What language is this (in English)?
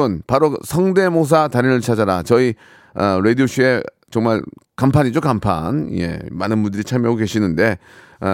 Korean